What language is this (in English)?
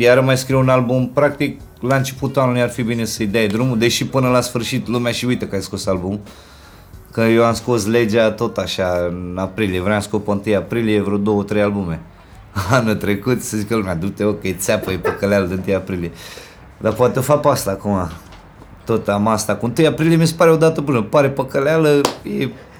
Romanian